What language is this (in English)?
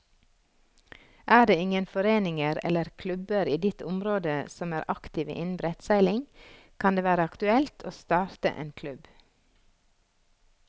Norwegian